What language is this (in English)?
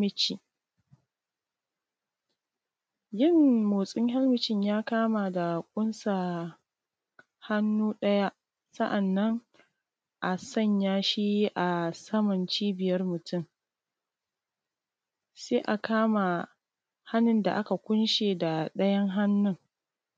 Hausa